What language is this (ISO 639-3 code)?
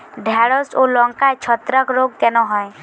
ben